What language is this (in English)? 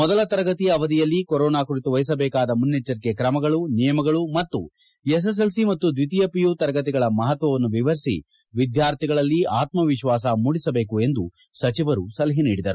Kannada